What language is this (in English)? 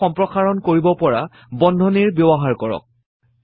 Assamese